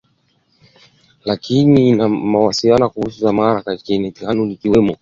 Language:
Swahili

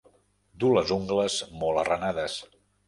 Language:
Catalan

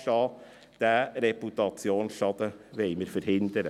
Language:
Swiss German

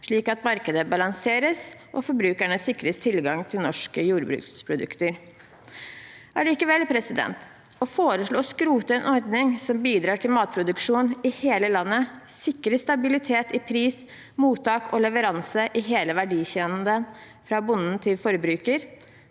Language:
Norwegian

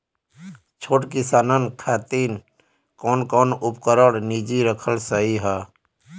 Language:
Bhojpuri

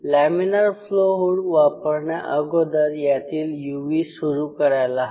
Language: Marathi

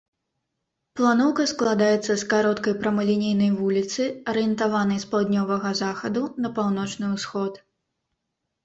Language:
Belarusian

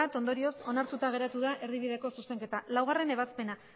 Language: Basque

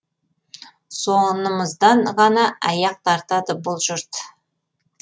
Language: Kazakh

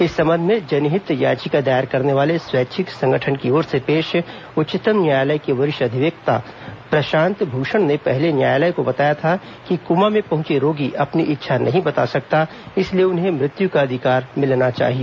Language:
Hindi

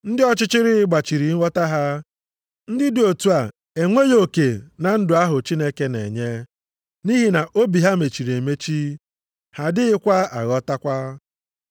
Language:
Igbo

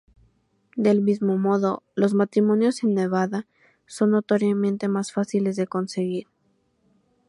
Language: Spanish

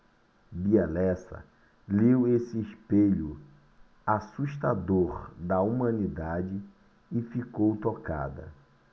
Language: Portuguese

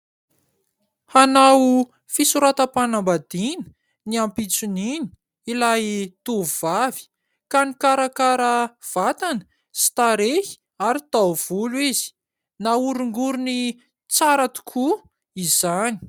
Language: Malagasy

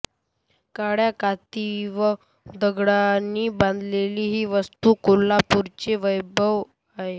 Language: Marathi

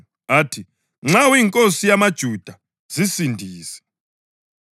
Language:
North Ndebele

